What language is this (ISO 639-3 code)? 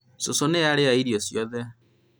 kik